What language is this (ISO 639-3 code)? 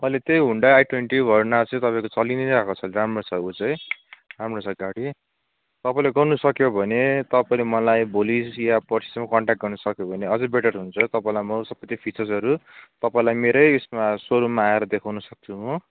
nep